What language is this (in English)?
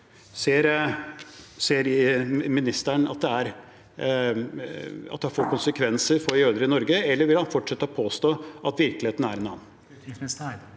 Norwegian